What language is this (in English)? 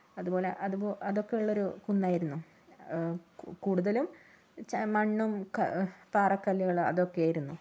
Malayalam